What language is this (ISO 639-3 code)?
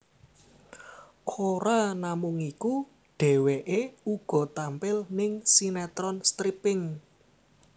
jav